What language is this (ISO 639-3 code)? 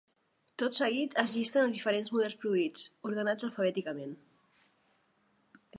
cat